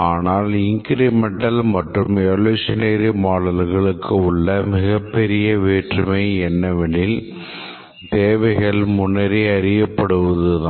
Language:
Tamil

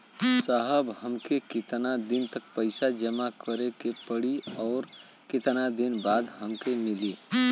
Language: Bhojpuri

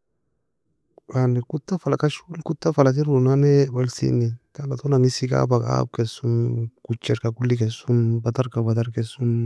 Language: Nobiin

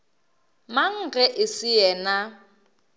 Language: Northern Sotho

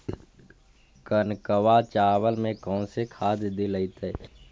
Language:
Magahi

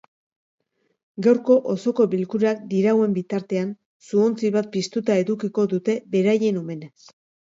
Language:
Basque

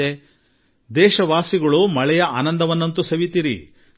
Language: Kannada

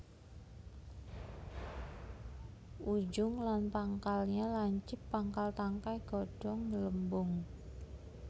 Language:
Javanese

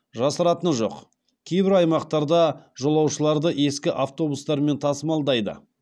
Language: Kazakh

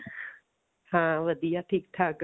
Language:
Punjabi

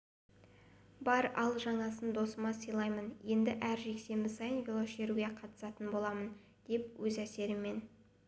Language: Kazakh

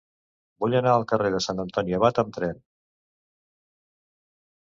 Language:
Catalan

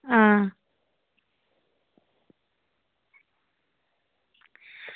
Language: Dogri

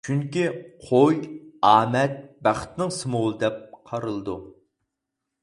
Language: Uyghur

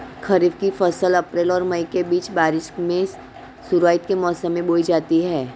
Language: Hindi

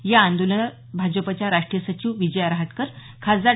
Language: Marathi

